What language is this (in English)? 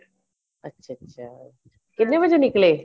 Punjabi